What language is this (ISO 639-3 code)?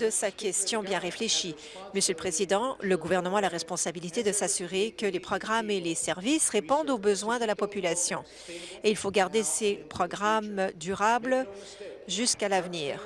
fra